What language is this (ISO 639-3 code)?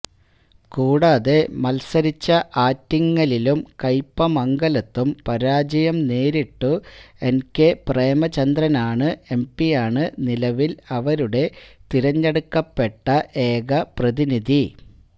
mal